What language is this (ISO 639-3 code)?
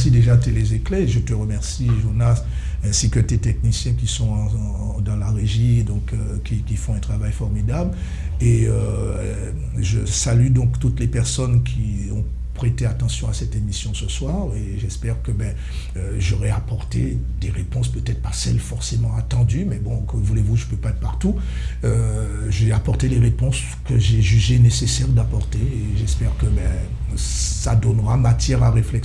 fra